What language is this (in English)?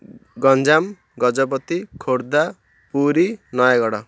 Odia